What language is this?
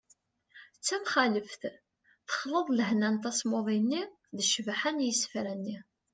Kabyle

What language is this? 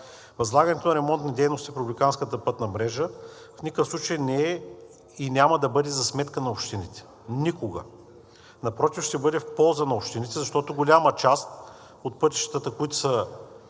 Bulgarian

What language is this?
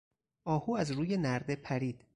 Persian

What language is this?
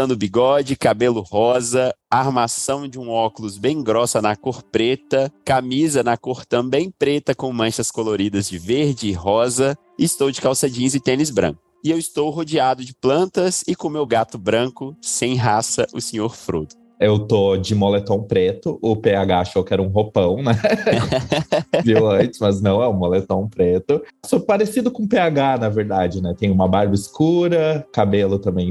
Portuguese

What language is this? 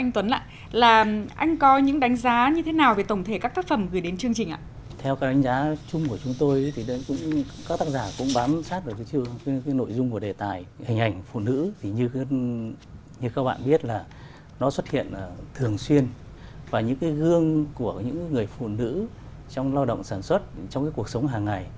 Vietnamese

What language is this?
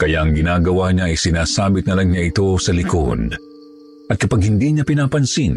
Filipino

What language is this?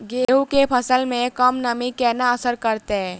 Maithili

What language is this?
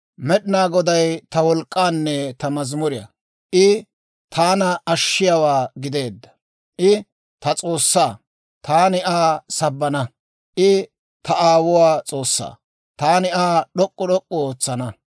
Dawro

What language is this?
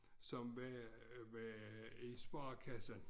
Danish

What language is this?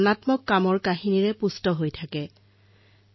Assamese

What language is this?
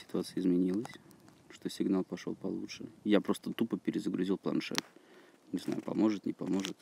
Russian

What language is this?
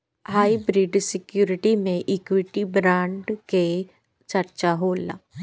Bhojpuri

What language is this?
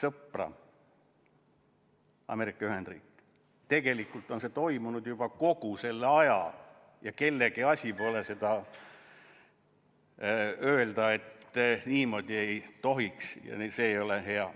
Estonian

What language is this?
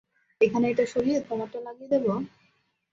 Bangla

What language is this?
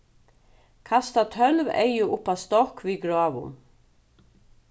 Faroese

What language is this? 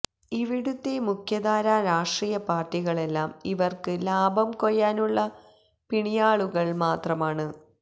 Malayalam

